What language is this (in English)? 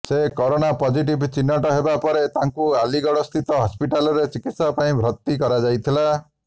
Odia